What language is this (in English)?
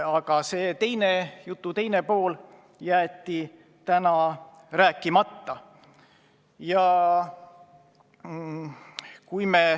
Estonian